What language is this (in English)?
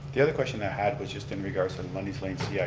English